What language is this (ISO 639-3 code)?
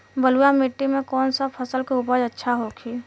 bho